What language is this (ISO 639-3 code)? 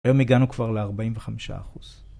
heb